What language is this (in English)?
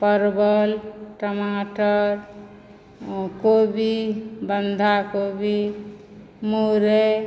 Maithili